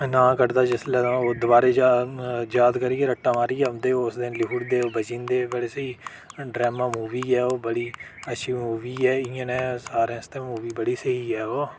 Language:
Dogri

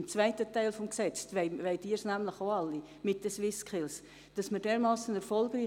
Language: Swiss German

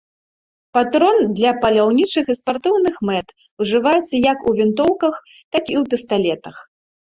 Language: Belarusian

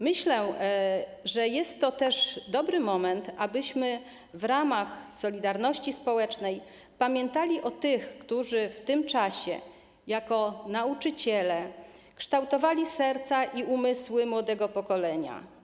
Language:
Polish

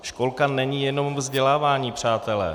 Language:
Czech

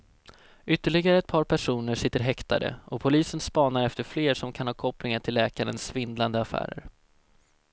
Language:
Swedish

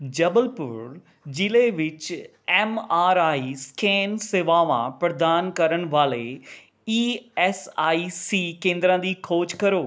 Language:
Punjabi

